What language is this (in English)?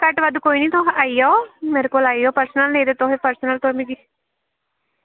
Dogri